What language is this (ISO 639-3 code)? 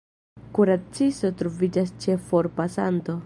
epo